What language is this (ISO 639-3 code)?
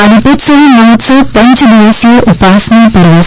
guj